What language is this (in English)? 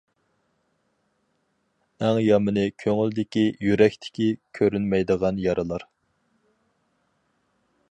Uyghur